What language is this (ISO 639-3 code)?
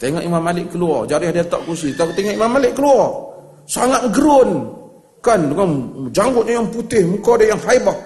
msa